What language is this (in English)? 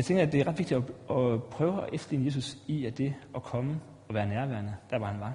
Danish